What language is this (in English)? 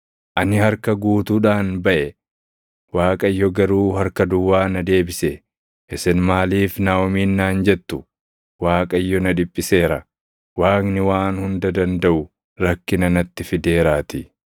Oromo